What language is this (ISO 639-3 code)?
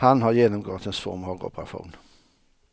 swe